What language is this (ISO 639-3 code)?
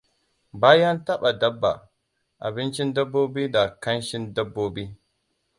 hau